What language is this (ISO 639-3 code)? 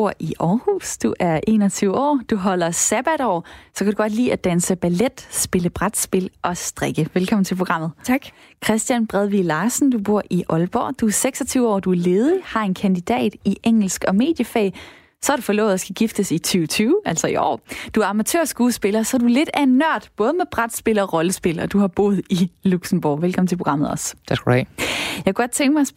dan